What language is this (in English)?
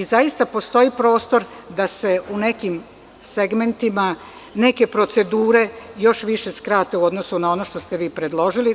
Serbian